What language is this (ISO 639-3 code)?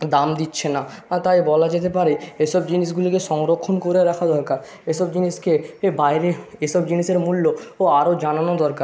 ben